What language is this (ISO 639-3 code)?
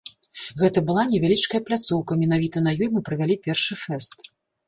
bel